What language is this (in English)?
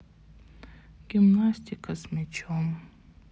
Russian